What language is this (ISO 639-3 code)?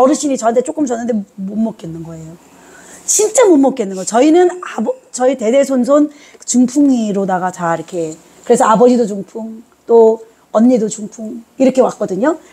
kor